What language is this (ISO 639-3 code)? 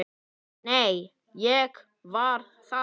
isl